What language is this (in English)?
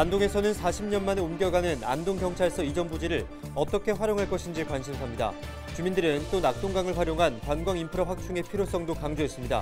Korean